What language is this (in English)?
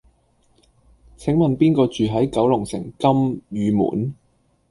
Cantonese